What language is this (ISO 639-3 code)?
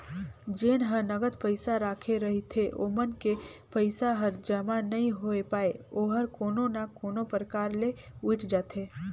hne